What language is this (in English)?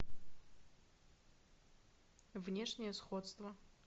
Russian